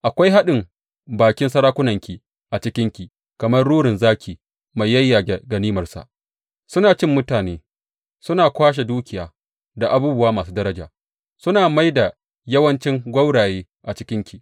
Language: Hausa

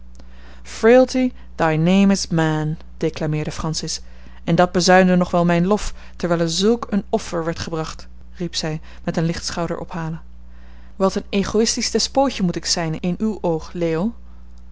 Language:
Dutch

